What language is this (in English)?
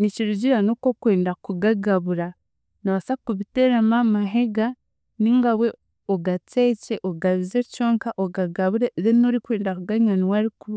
Chiga